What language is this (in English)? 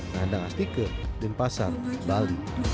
Indonesian